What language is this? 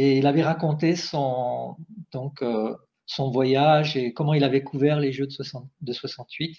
French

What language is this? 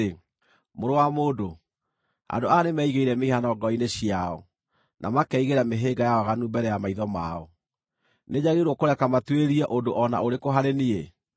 Kikuyu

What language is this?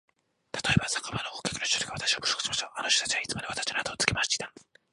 Japanese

